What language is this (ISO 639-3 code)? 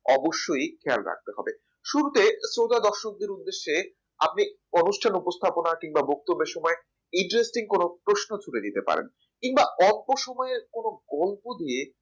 ben